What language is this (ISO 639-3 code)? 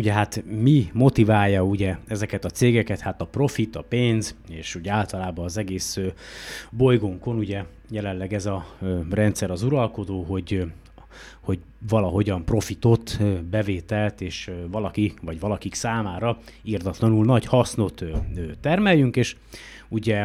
hun